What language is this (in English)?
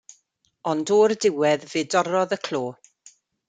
Welsh